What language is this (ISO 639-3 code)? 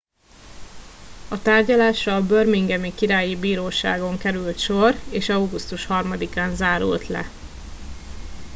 hun